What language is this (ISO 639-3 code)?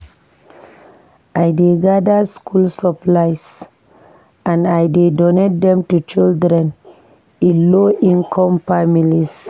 pcm